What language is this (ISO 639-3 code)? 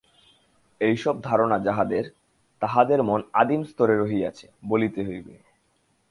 ben